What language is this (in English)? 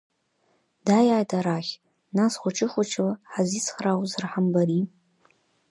Abkhazian